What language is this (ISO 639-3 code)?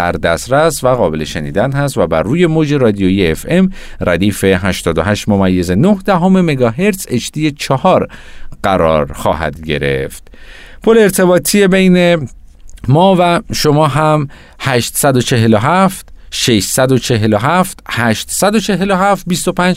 fas